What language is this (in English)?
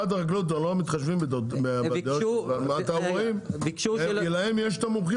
Hebrew